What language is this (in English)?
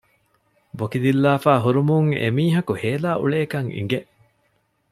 Divehi